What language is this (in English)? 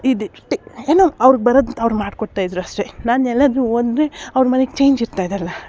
Kannada